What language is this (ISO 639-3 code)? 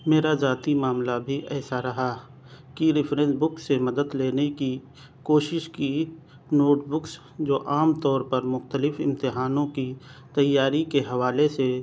urd